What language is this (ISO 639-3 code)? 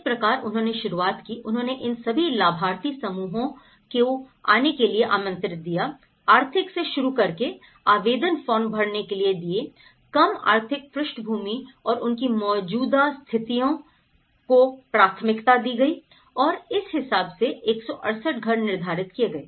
hin